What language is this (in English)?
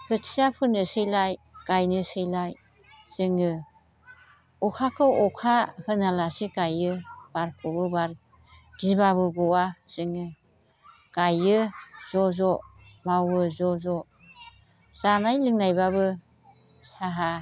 Bodo